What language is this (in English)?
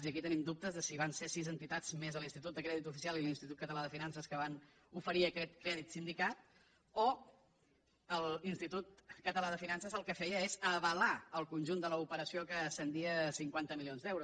Catalan